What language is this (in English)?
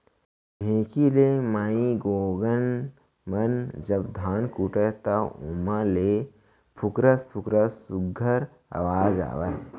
Chhattisgarhi